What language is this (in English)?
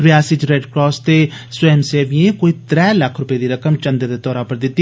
Dogri